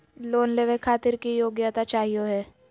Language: Magahi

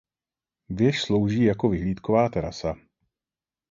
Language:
Czech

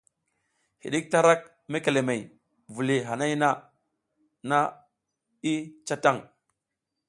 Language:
South Giziga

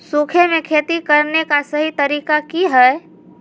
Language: Magahi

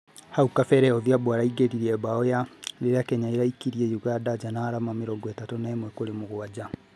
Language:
Kikuyu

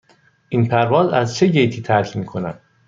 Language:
Persian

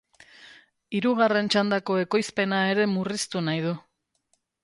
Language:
Basque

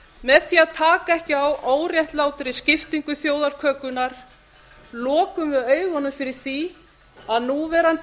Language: Icelandic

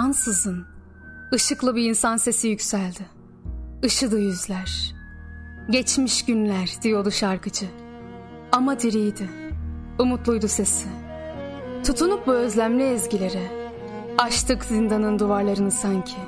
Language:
Turkish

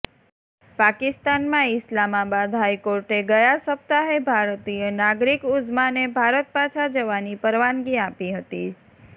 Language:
Gujarati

